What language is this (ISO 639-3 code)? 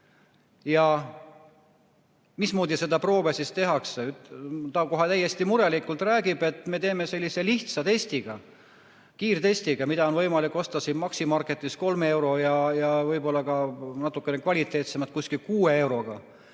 est